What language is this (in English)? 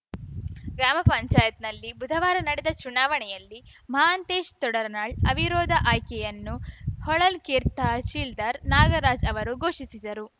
Kannada